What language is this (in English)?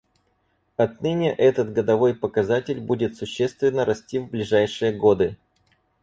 Russian